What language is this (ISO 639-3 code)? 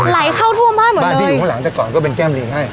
tha